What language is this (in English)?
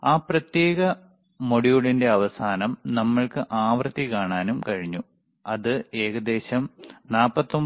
Malayalam